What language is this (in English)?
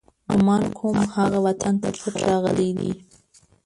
Pashto